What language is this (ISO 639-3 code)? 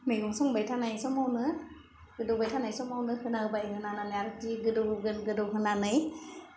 brx